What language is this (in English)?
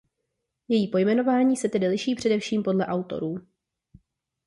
Czech